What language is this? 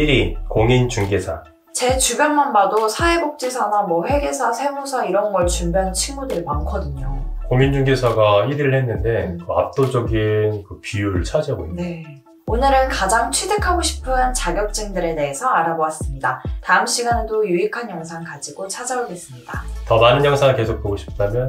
Korean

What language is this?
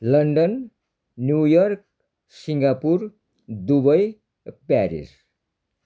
Nepali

